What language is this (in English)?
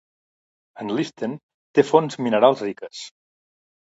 Catalan